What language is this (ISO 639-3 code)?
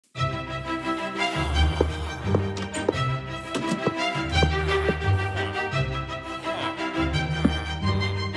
eng